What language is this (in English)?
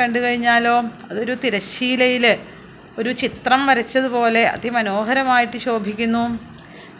Malayalam